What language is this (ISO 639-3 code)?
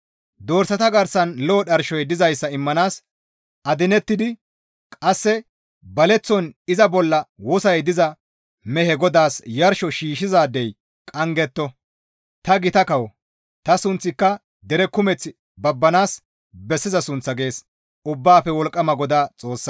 gmv